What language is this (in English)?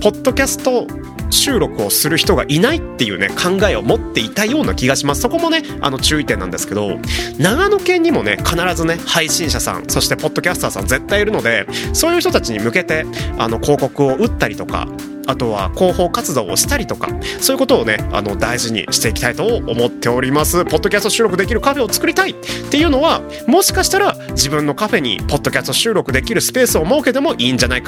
Japanese